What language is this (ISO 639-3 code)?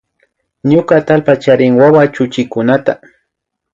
qvi